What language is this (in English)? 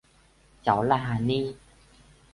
Vietnamese